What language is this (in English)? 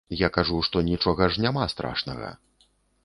Belarusian